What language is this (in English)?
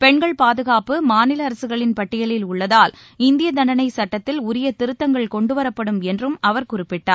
Tamil